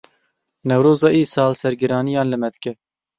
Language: Kurdish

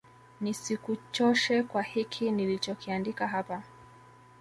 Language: Swahili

